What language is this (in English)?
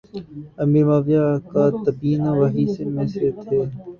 Urdu